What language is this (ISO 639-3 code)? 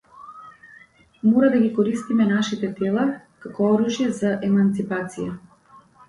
mkd